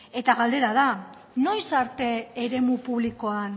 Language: Basque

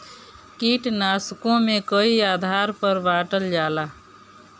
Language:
Bhojpuri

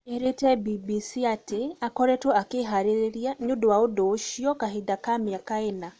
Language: Kikuyu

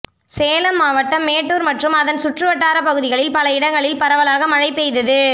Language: Tamil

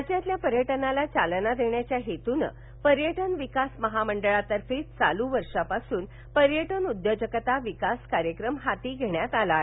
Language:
Marathi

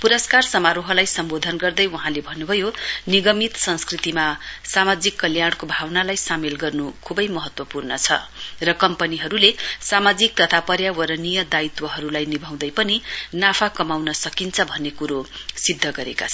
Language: Nepali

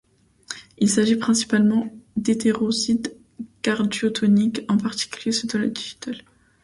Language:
French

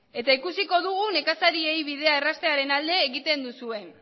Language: Basque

